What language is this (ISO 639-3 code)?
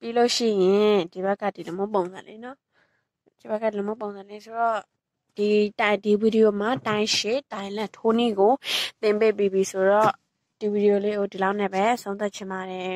tha